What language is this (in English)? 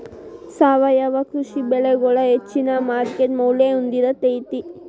Kannada